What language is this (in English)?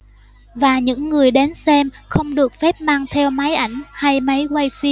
Vietnamese